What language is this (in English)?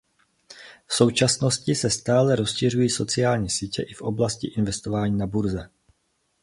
Czech